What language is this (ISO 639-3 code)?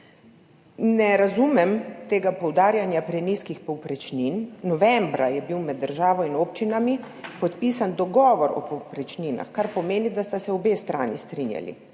slv